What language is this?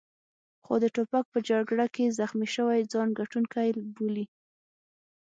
Pashto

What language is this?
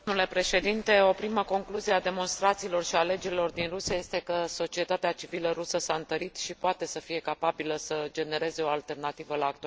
Romanian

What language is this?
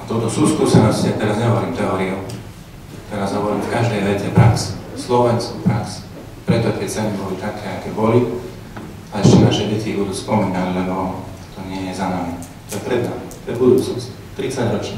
Slovak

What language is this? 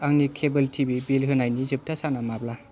Bodo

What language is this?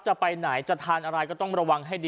Thai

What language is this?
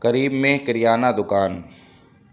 Urdu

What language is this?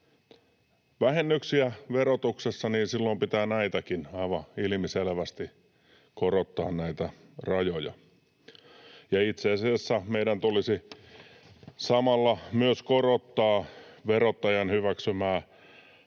Finnish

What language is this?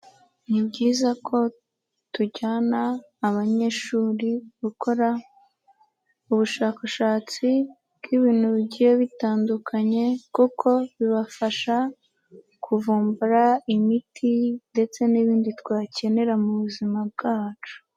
Kinyarwanda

